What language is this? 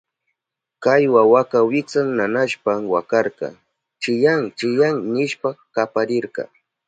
Southern Pastaza Quechua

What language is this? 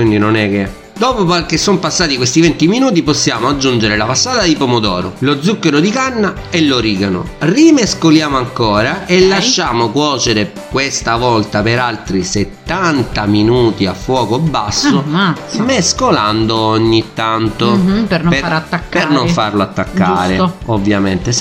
Italian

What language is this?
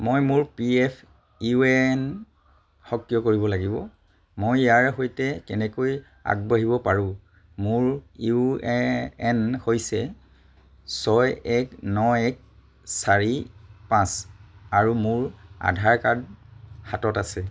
Assamese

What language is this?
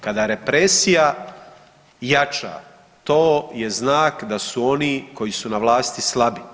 Croatian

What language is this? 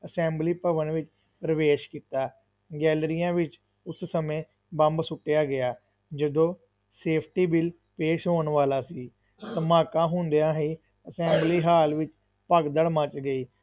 Punjabi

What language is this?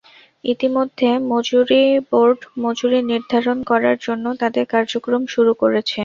Bangla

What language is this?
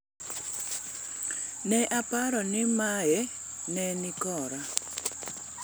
Luo (Kenya and Tanzania)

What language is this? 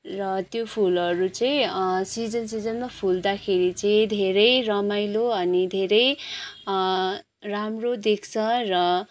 Nepali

